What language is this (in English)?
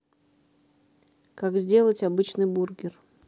Russian